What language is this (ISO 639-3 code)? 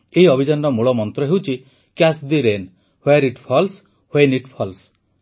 ori